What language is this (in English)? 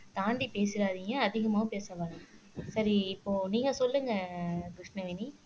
Tamil